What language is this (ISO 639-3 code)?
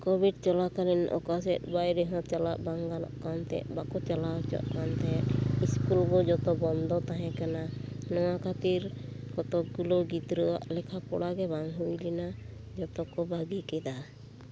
sat